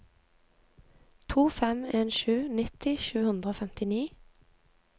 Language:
Norwegian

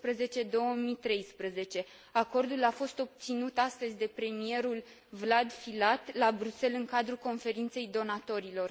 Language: Romanian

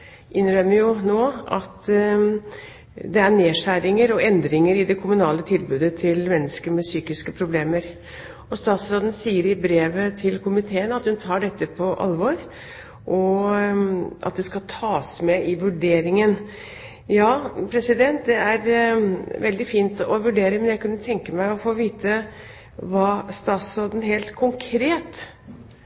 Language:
Norwegian Bokmål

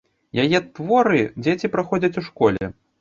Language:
Belarusian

